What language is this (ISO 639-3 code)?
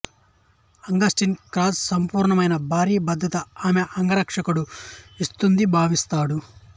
tel